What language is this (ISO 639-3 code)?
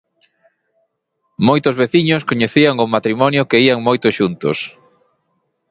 glg